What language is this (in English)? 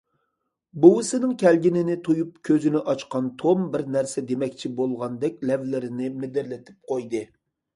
Uyghur